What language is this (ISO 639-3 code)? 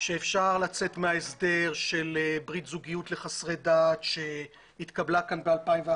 heb